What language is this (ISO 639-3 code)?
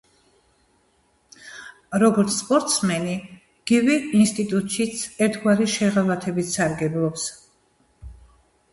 kat